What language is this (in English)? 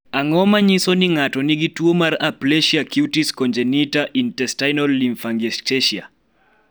Luo (Kenya and Tanzania)